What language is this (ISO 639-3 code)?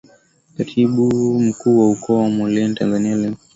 swa